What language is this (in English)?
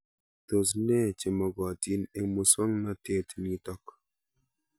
Kalenjin